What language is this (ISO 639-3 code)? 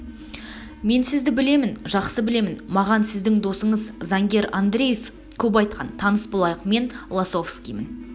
kaz